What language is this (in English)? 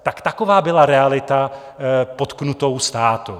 Czech